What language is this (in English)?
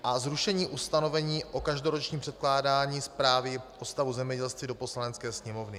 Czech